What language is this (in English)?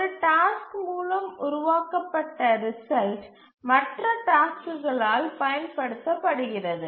Tamil